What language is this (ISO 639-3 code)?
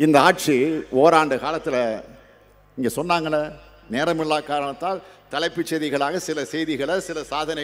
kor